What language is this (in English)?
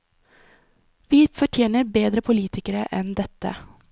Norwegian